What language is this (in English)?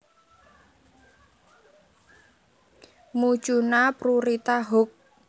Javanese